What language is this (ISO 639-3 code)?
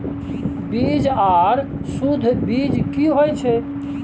mai